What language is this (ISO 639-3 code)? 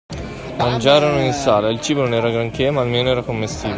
ita